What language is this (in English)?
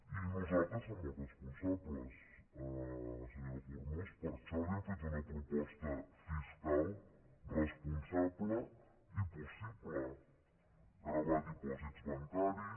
Catalan